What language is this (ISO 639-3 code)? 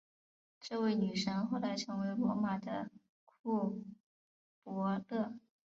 zho